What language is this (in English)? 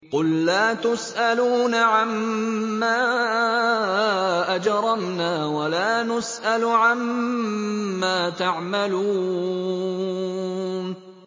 Arabic